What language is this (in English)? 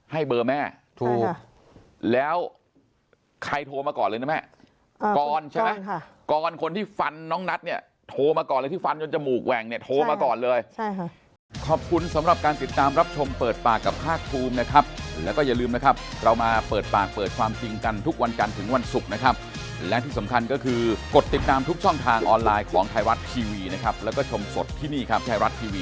Thai